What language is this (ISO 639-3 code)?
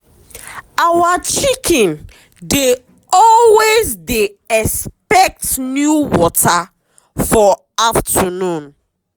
pcm